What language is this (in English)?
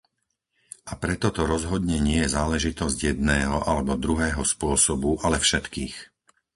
Slovak